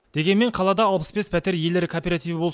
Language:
Kazakh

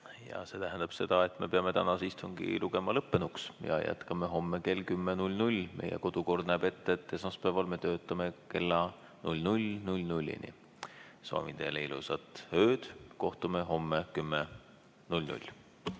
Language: Estonian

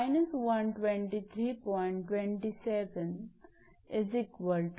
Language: Marathi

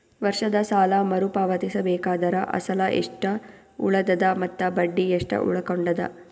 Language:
Kannada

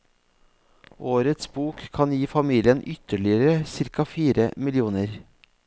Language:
Norwegian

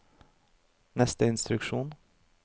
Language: Norwegian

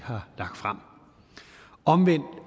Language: Danish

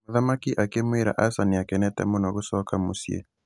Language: Kikuyu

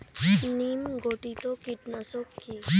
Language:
Bangla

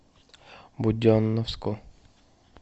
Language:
Russian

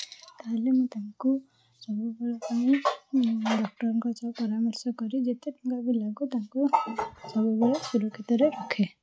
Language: Odia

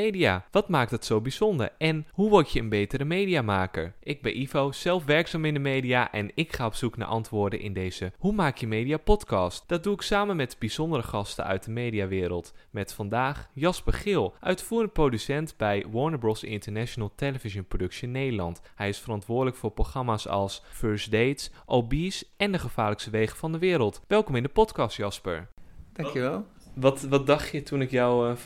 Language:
Dutch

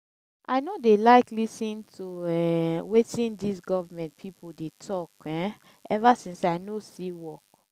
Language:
Nigerian Pidgin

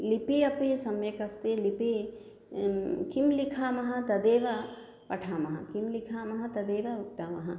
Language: Sanskrit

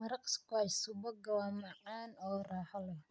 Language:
Somali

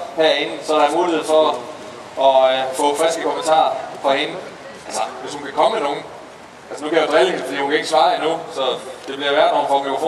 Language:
Danish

